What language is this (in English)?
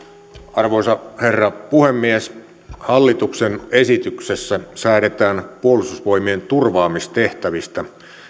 Finnish